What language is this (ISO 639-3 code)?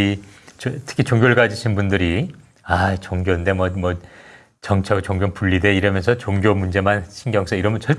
kor